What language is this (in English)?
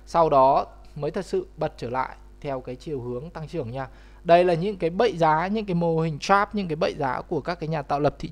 Vietnamese